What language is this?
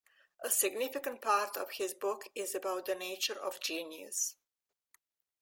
English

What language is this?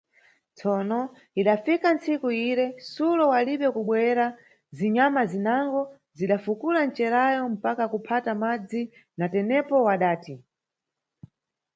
Nyungwe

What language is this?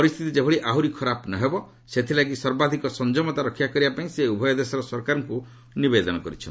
Odia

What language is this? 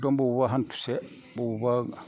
Bodo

